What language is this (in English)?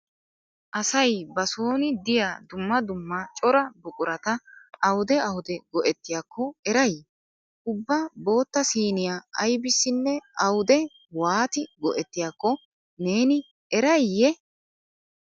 Wolaytta